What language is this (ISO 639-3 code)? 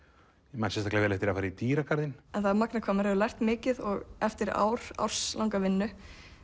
isl